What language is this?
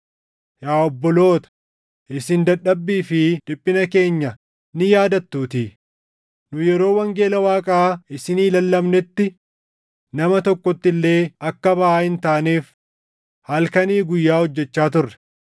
Oromo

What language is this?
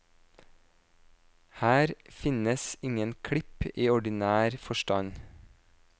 Norwegian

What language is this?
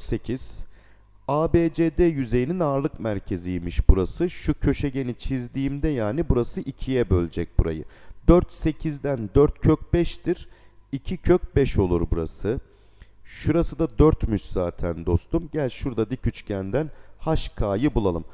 Turkish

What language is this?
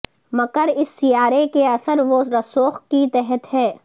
Urdu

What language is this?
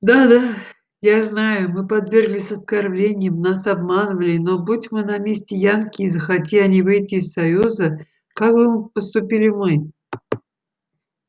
Russian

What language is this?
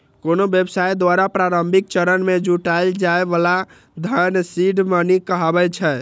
Maithili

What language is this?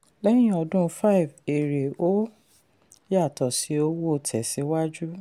Yoruba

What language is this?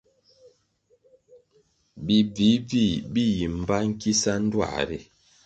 Kwasio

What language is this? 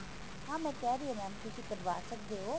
Punjabi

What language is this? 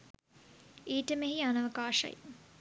Sinhala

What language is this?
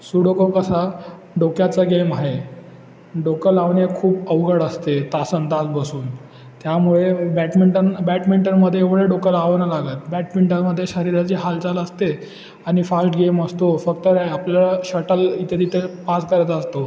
Marathi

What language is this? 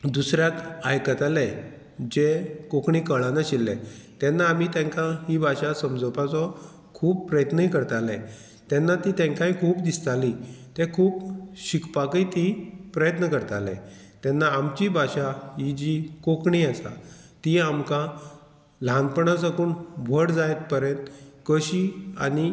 Konkani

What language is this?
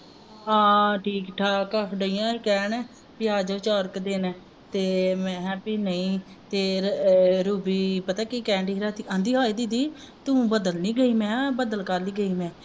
Punjabi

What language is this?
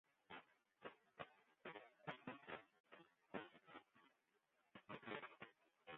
Western Frisian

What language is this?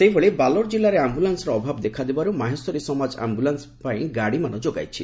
Odia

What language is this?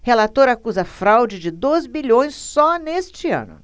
Portuguese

